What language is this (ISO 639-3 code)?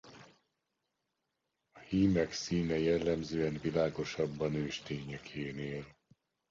hun